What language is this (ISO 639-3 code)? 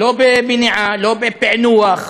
heb